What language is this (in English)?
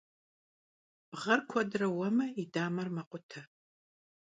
Kabardian